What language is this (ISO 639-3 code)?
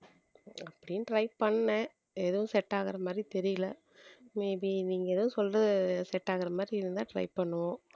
tam